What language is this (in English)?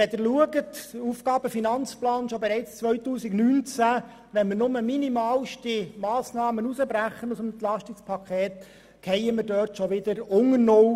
Swiss German